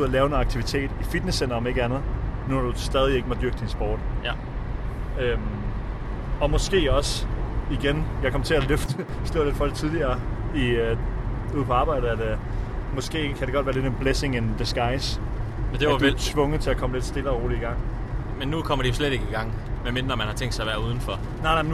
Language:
Danish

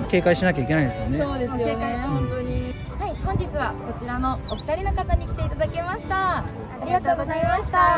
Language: Japanese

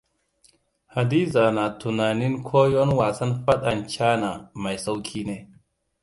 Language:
Hausa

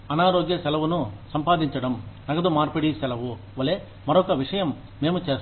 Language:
Telugu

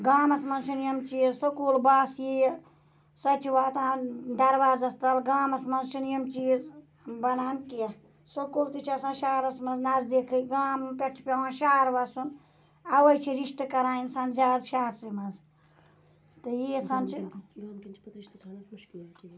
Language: Kashmiri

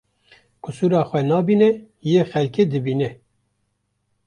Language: Kurdish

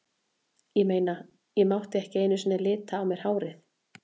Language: Icelandic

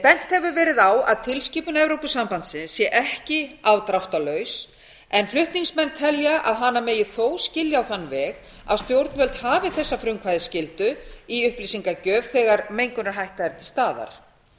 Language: Icelandic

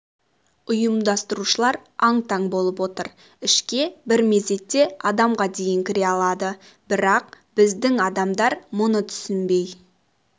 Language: Kazakh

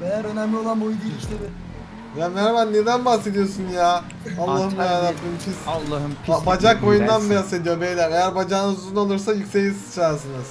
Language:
Turkish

